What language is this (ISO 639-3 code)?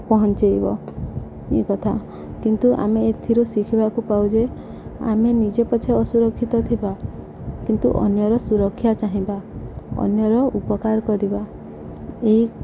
ori